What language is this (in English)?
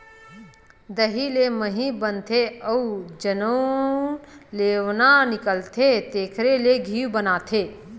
Chhattisgarhi